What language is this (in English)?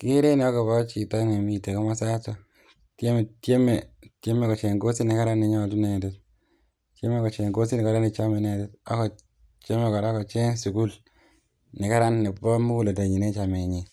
Kalenjin